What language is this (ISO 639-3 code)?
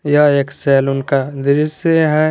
hin